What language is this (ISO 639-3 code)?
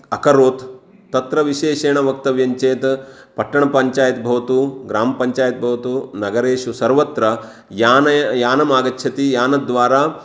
san